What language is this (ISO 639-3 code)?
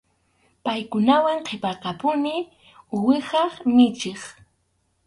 qxu